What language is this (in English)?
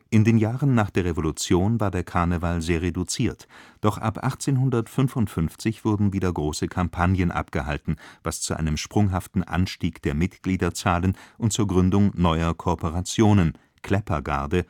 German